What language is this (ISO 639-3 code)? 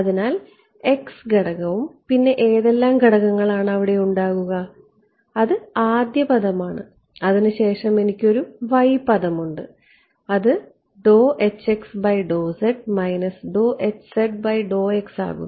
mal